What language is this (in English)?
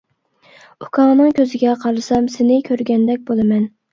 Uyghur